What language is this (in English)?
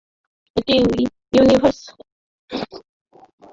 Bangla